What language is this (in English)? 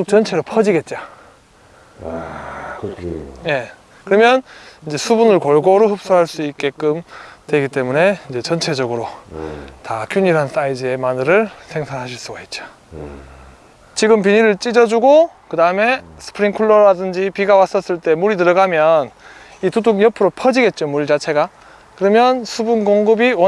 Korean